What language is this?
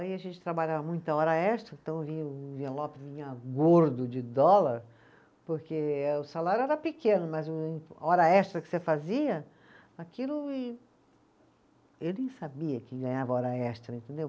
Portuguese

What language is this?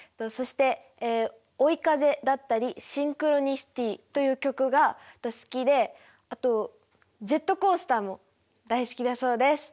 Japanese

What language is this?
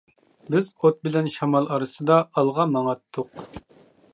Uyghur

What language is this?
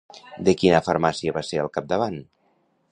Catalan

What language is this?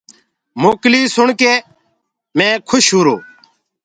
Gurgula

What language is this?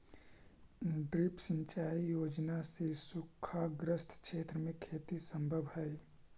Magahi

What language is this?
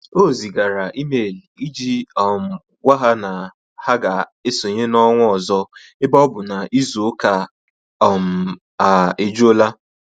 Igbo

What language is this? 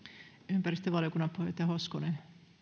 Finnish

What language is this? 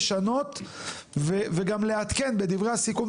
Hebrew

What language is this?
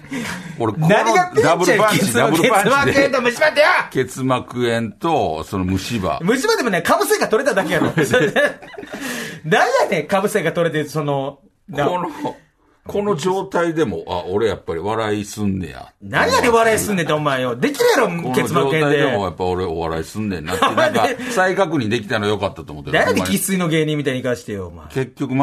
Japanese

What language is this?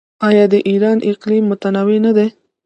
Pashto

